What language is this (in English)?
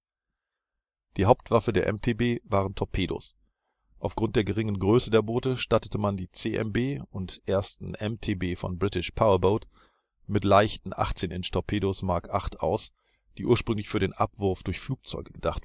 German